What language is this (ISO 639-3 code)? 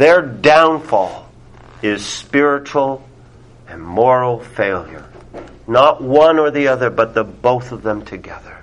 eng